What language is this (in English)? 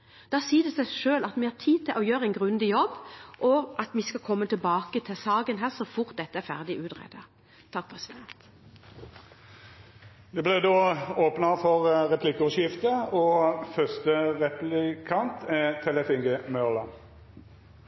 Norwegian